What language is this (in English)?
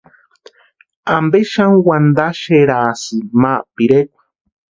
Western Highland Purepecha